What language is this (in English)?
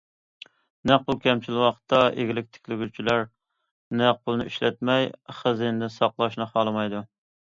Uyghur